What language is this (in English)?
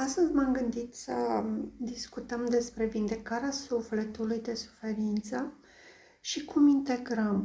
Romanian